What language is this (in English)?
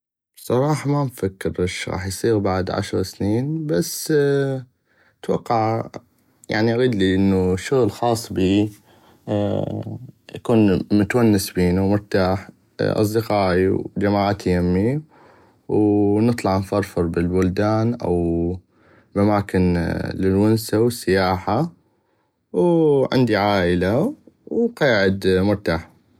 North Mesopotamian Arabic